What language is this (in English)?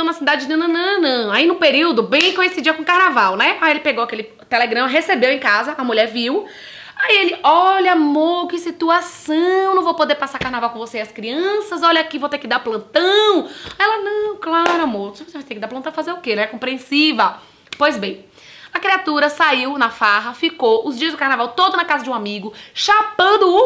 Portuguese